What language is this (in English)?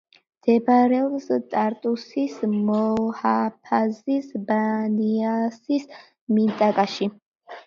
Georgian